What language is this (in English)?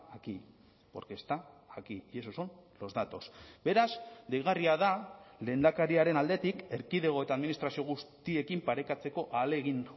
Basque